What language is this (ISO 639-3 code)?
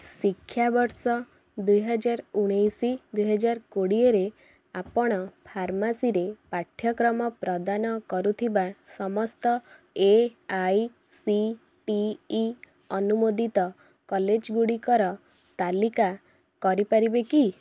ori